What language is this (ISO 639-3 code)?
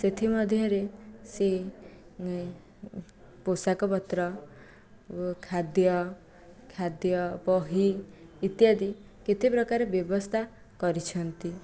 ori